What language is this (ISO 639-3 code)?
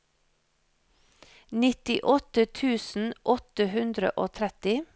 nor